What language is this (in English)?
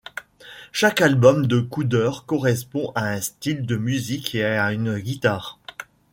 French